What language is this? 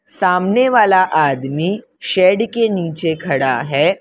Hindi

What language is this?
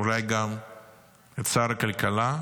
Hebrew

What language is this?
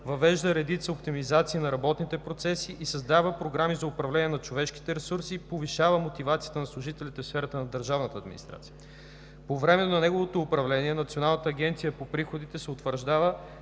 Bulgarian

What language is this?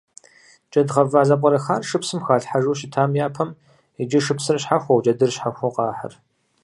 Kabardian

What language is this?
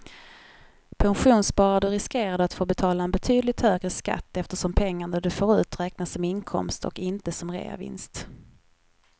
Swedish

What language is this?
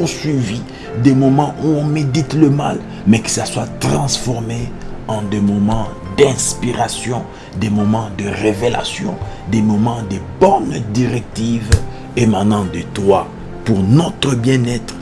French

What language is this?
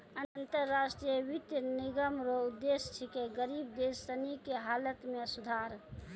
Maithili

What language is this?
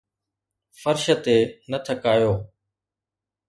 Sindhi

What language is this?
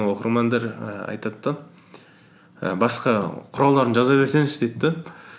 Kazakh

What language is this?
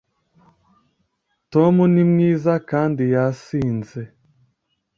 Kinyarwanda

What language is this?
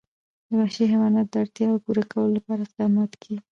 Pashto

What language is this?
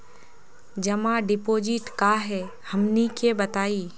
Magahi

